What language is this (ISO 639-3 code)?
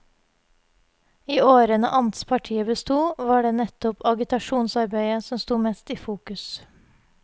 nor